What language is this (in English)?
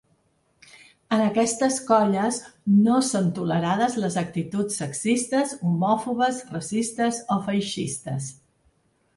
Catalan